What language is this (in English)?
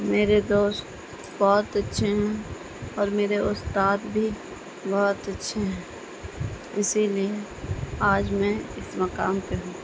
Urdu